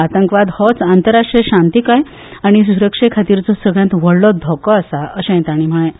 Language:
Konkani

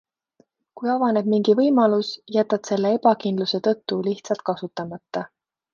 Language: Estonian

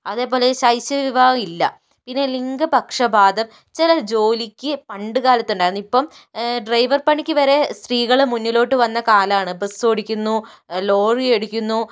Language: Malayalam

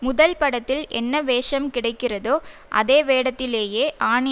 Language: Tamil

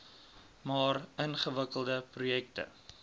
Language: Afrikaans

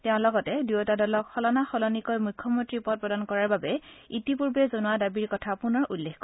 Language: Assamese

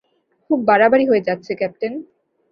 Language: Bangla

